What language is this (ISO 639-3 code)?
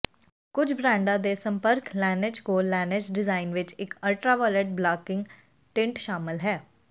pan